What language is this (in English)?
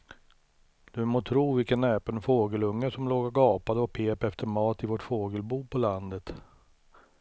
Swedish